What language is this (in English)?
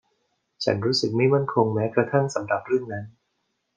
Thai